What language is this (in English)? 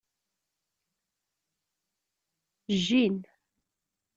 Kabyle